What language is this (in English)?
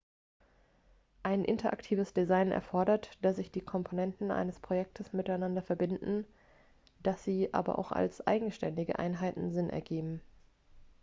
German